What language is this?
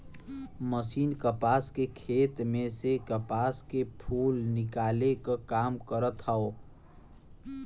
Bhojpuri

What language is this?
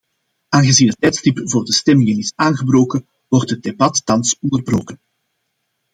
Dutch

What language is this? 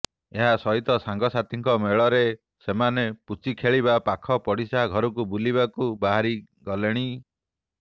Odia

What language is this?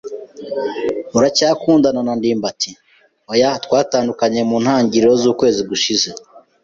Kinyarwanda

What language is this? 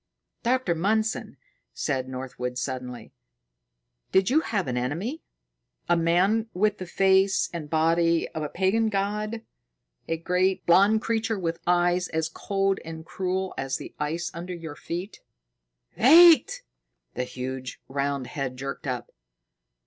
English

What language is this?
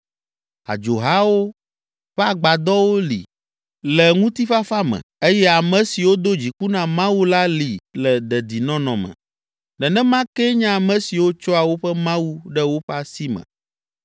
Ewe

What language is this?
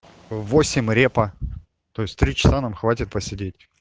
Russian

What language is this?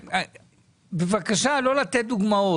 Hebrew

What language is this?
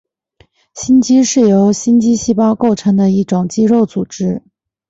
Chinese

